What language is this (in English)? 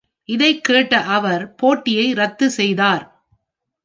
Tamil